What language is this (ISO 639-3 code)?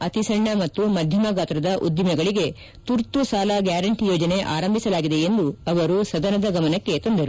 kan